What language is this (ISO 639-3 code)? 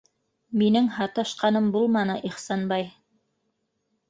bak